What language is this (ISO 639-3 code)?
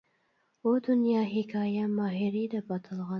uig